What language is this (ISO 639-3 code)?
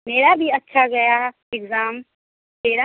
hin